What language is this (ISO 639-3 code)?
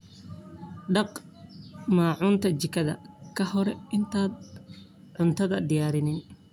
som